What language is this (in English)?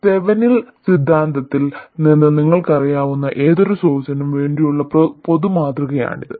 Malayalam